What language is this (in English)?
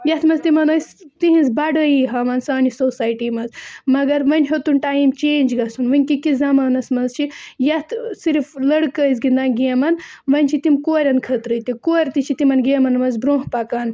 Kashmiri